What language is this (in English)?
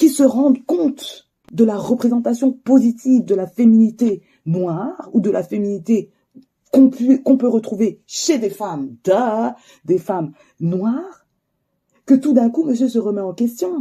French